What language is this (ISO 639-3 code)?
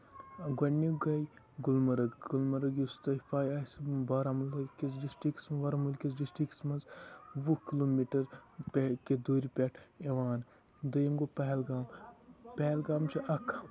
kas